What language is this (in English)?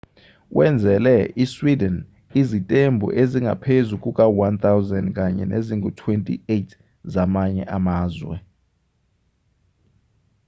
Zulu